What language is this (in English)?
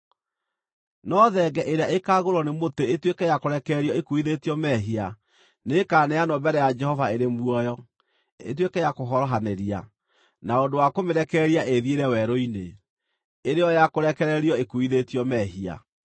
Kikuyu